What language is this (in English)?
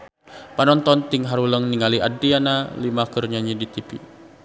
Sundanese